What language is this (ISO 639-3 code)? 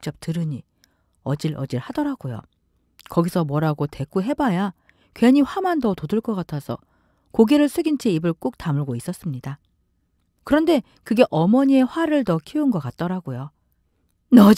kor